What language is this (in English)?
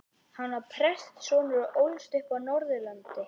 Icelandic